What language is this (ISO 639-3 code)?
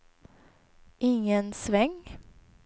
swe